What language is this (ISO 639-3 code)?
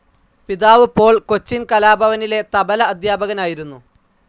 mal